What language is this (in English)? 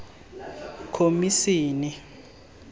Tswana